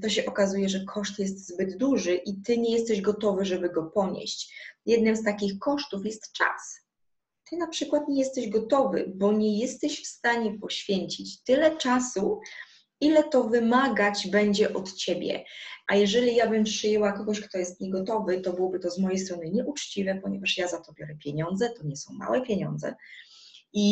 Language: Polish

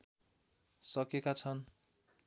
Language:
Nepali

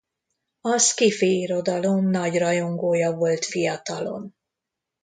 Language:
Hungarian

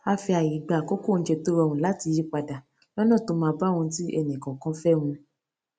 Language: Yoruba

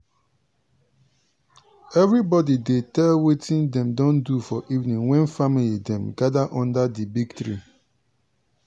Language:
Nigerian Pidgin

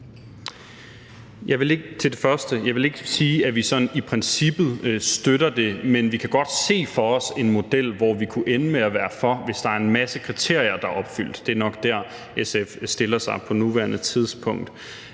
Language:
Danish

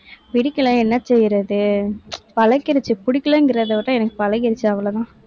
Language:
Tamil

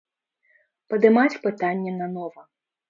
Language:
Belarusian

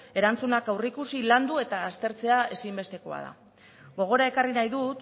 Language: Basque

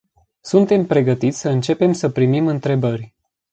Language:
Romanian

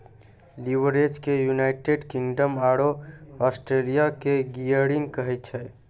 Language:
Maithili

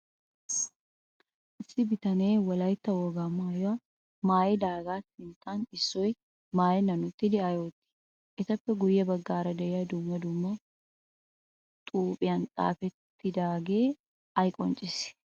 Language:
Wolaytta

